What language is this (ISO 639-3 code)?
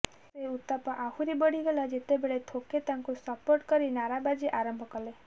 ori